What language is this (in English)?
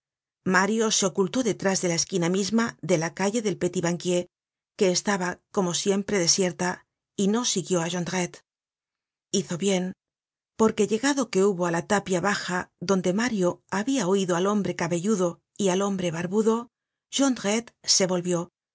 Spanish